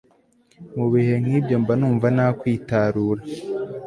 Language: Kinyarwanda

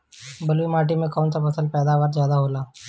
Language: Bhojpuri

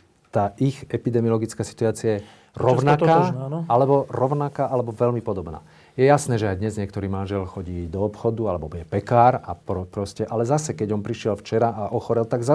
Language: Slovak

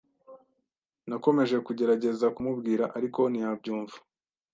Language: Kinyarwanda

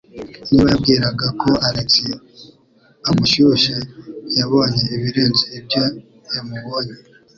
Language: Kinyarwanda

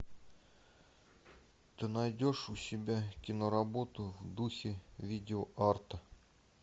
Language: Russian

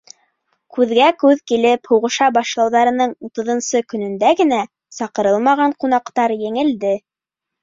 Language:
Bashkir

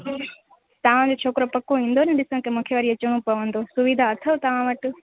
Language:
Sindhi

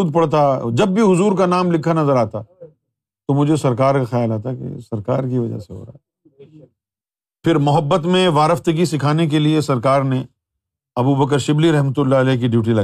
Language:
Urdu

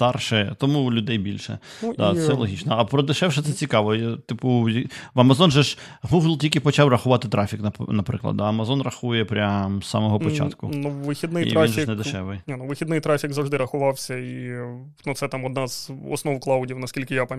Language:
Ukrainian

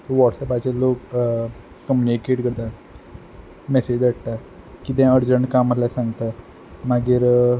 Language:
Konkani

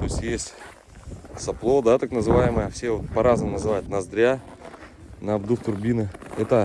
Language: Russian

